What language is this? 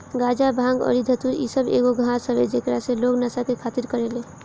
Bhojpuri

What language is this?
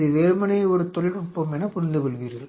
Tamil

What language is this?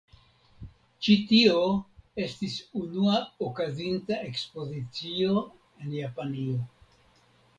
Esperanto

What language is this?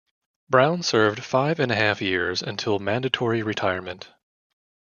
English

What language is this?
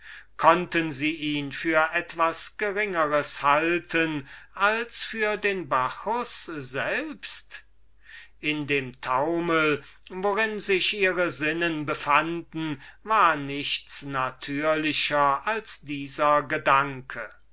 German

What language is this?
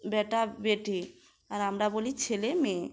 Bangla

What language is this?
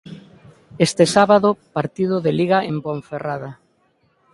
Galician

